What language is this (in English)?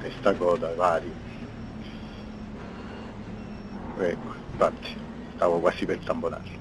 Italian